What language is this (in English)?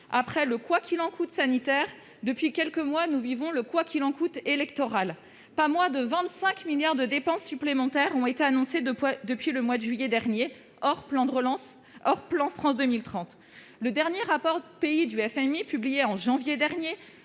French